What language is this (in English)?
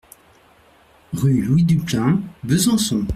French